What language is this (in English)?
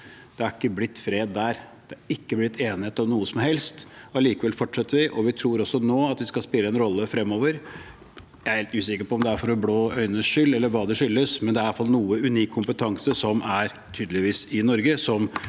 Norwegian